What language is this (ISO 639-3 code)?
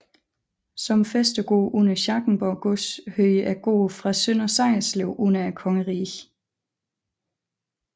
dan